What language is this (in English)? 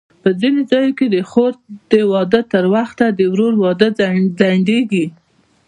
Pashto